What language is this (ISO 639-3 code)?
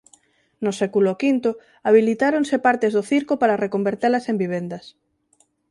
glg